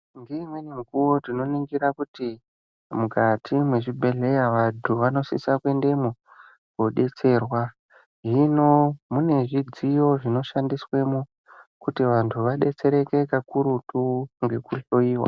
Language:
Ndau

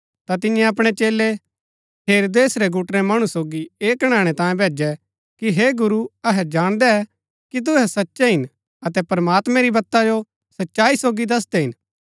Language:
Gaddi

